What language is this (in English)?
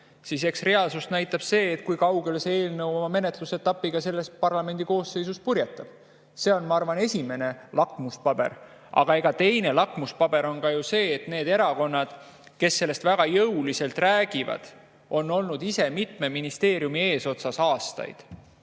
Estonian